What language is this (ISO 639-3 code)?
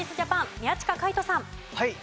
jpn